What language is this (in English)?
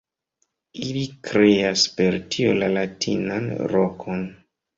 Esperanto